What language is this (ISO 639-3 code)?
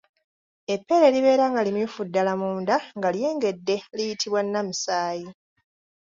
lug